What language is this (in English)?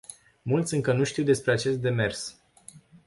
Romanian